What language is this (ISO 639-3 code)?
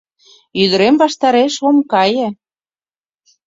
chm